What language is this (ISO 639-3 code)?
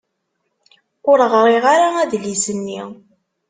kab